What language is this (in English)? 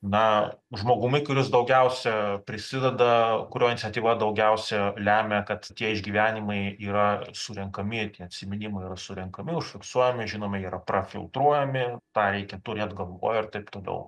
Lithuanian